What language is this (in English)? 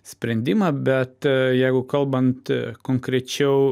Lithuanian